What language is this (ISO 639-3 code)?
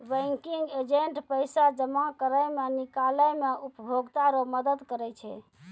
mai